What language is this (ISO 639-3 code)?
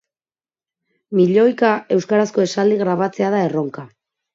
eus